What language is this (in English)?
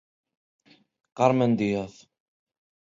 Galician